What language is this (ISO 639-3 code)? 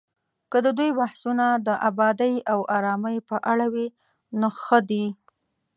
pus